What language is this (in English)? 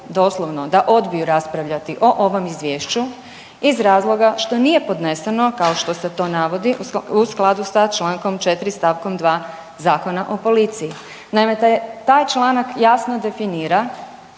Croatian